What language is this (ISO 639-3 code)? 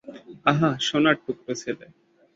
ben